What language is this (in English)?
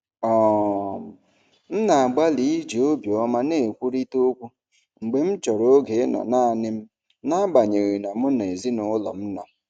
Igbo